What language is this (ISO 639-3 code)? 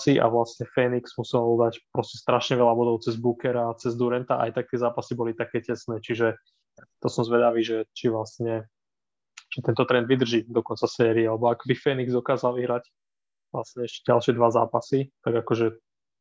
slk